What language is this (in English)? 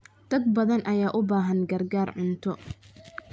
Somali